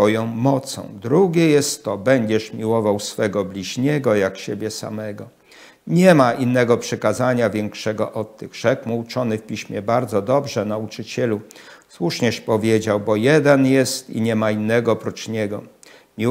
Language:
Polish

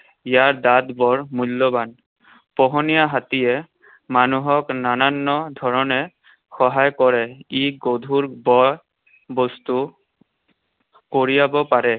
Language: Assamese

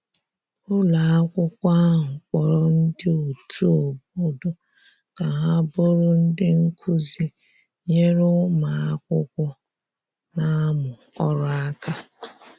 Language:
Igbo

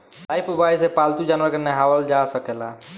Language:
Bhojpuri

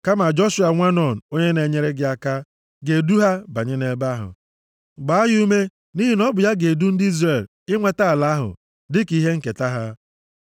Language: Igbo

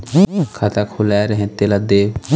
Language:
Chhattisgarhi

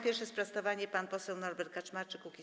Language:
Polish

